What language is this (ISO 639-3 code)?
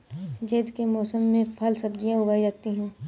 hin